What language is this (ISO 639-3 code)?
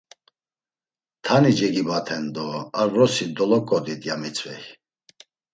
lzz